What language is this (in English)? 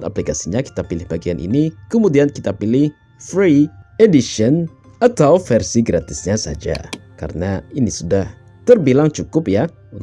Indonesian